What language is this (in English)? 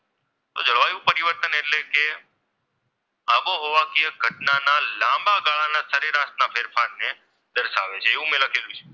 Gujarati